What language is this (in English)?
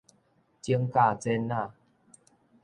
Min Nan Chinese